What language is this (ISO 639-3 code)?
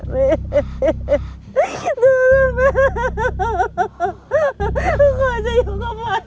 tha